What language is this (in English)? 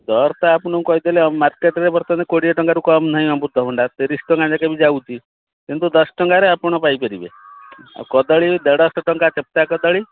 Odia